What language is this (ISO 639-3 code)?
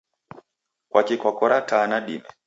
dav